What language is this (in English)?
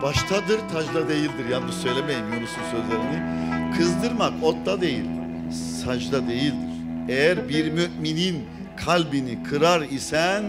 Turkish